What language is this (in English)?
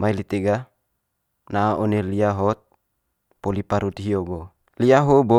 Manggarai